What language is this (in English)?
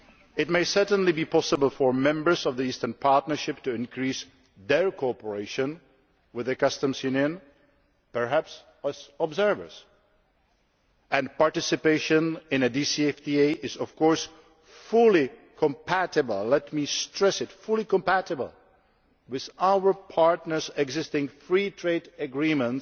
English